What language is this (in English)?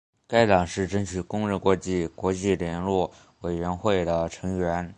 Chinese